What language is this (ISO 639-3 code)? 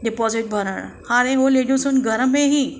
snd